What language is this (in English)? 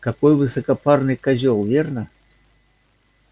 Russian